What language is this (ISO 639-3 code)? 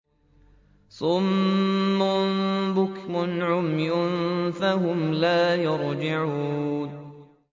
ara